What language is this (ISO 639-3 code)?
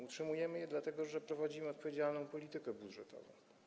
pol